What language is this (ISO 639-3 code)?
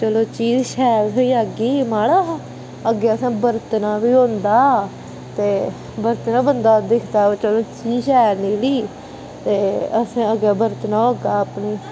doi